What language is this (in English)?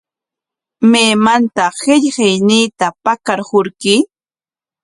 Corongo Ancash Quechua